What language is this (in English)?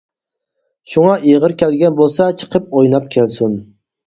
Uyghur